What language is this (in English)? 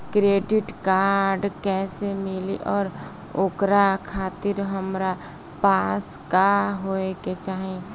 Bhojpuri